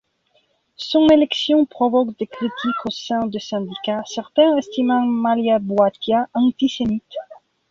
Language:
French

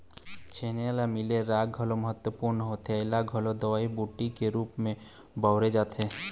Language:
Chhattisgarhi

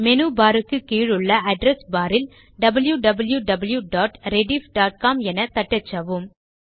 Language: Tamil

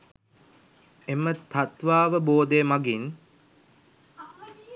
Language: Sinhala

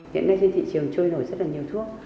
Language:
Vietnamese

